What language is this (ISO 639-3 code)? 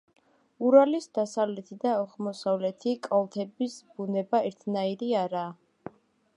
kat